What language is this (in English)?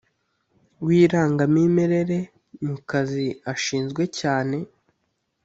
Kinyarwanda